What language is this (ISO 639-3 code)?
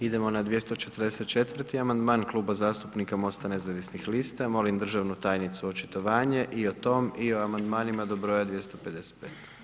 hrv